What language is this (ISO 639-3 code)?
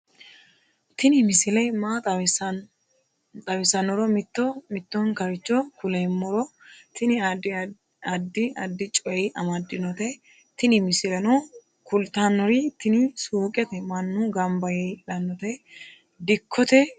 sid